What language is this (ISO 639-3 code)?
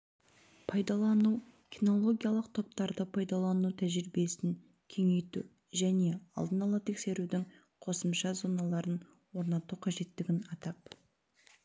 kaz